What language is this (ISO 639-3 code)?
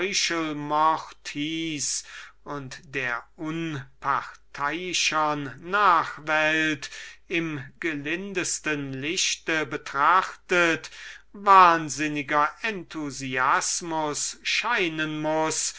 deu